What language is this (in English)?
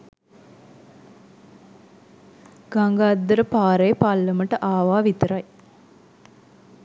Sinhala